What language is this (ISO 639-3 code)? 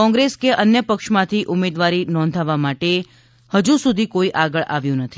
guj